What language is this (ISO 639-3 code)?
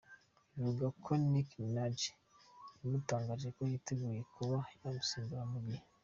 kin